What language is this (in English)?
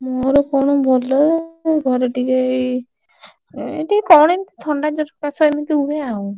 Odia